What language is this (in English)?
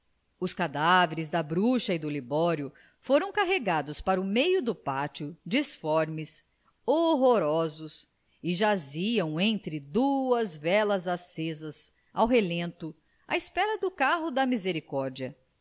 Portuguese